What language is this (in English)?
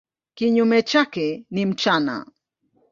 Swahili